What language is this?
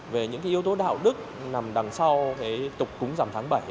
Vietnamese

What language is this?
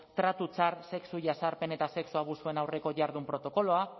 Basque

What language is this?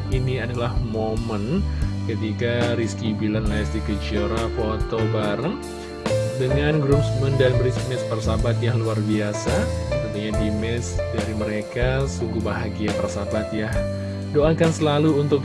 Indonesian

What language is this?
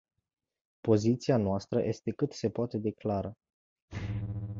Romanian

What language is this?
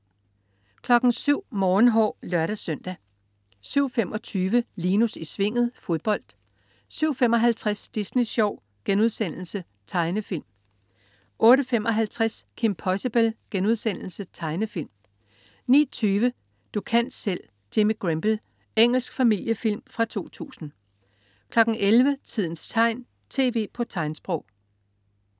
Danish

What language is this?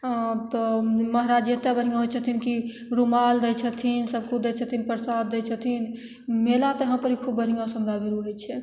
Maithili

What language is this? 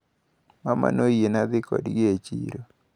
Luo (Kenya and Tanzania)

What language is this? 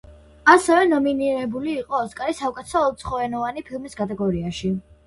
Georgian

